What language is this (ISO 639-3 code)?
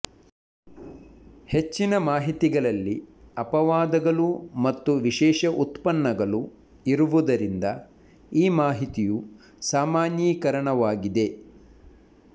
kan